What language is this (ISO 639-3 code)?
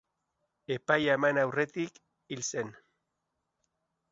eus